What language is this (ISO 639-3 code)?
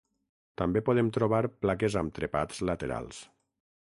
cat